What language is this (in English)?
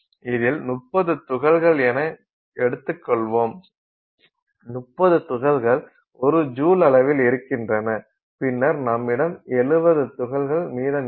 Tamil